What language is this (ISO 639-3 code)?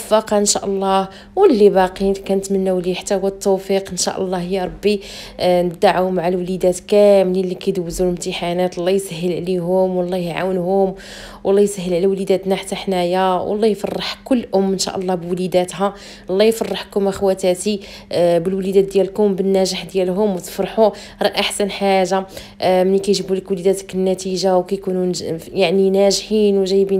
ara